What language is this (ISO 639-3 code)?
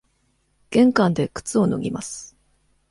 jpn